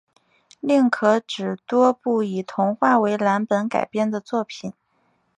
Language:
Chinese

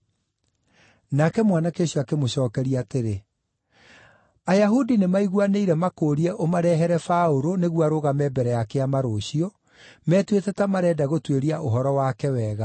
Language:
Kikuyu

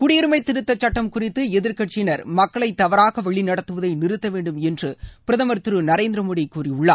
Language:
Tamil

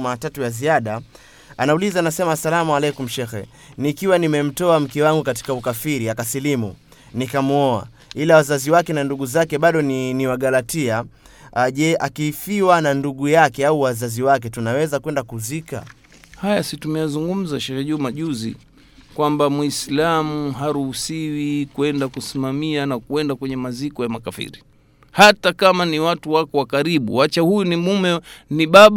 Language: Swahili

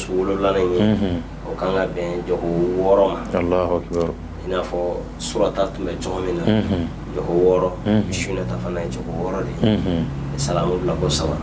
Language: Turkish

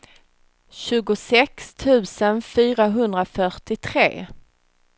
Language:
Swedish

